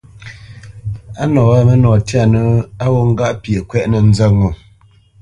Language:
Bamenyam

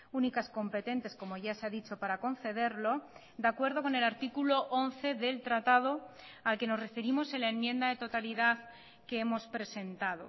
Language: Spanish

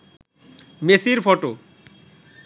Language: Bangla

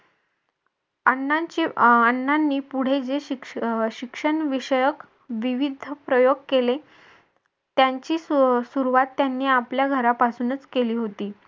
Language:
Marathi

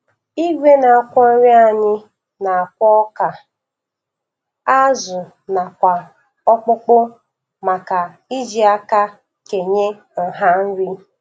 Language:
Igbo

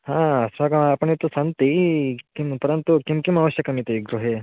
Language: Sanskrit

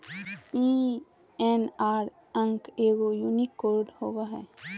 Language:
Magahi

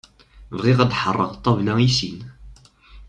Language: Kabyle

